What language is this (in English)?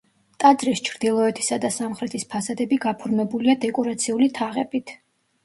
Georgian